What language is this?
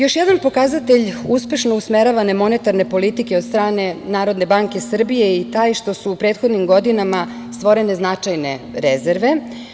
Serbian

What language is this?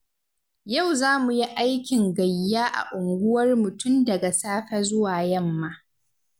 Hausa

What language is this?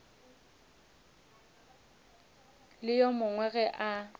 Northern Sotho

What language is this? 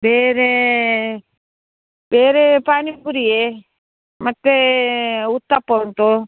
Kannada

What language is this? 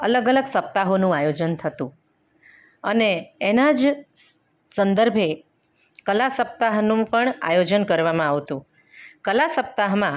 Gujarati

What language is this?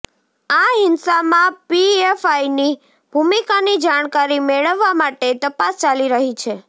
Gujarati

